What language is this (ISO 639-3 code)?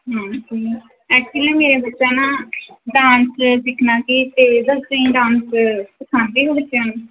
pan